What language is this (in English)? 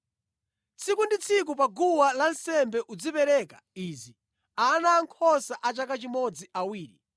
Nyanja